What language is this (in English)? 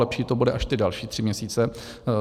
Czech